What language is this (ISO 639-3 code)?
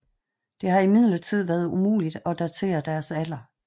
dan